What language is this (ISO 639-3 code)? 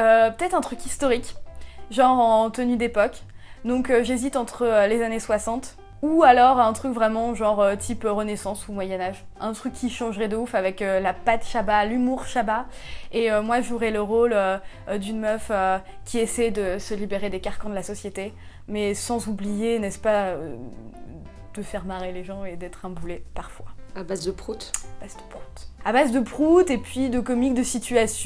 fra